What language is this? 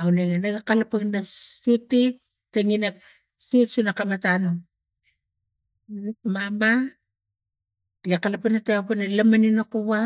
Tigak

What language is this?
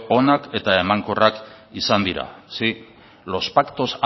Basque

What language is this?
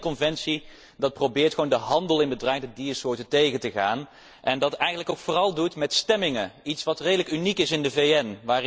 Dutch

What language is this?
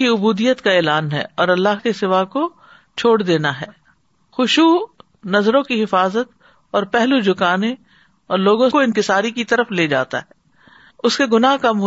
Urdu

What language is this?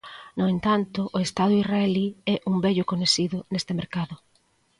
Galician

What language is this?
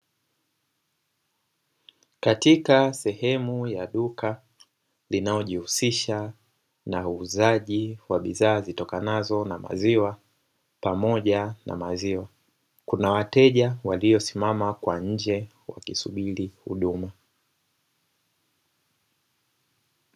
Swahili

